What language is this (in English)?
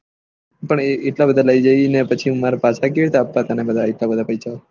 Gujarati